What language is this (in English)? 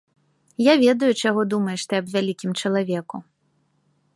Belarusian